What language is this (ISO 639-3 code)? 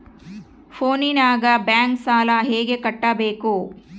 kan